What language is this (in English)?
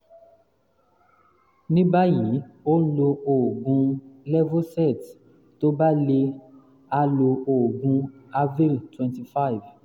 Yoruba